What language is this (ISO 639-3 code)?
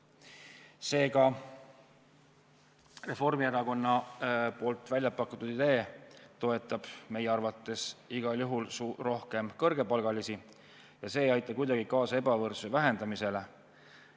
est